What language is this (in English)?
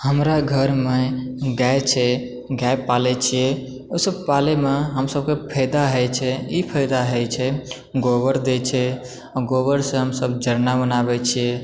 Maithili